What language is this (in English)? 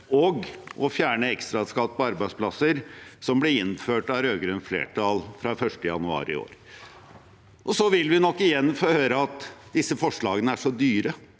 Norwegian